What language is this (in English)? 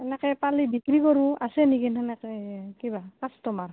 Assamese